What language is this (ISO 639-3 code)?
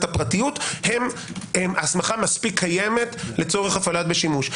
heb